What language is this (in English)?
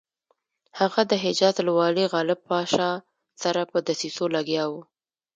Pashto